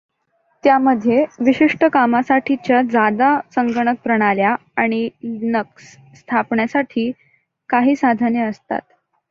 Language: Marathi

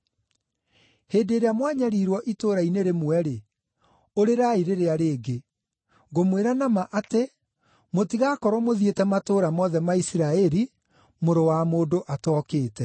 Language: Kikuyu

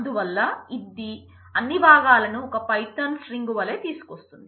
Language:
Telugu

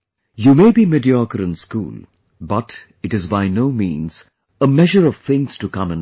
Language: English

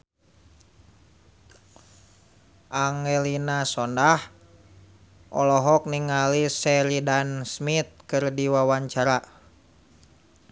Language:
Sundanese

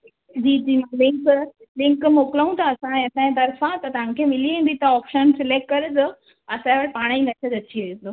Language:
Sindhi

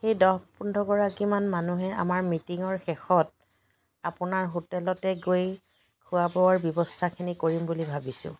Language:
Assamese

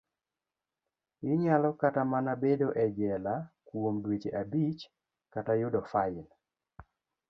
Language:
Luo (Kenya and Tanzania)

